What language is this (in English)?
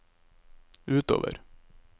Norwegian